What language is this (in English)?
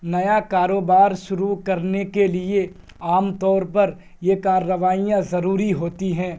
Urdu